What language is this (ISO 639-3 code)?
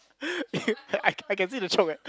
eng